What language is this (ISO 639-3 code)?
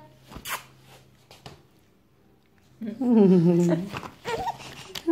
nld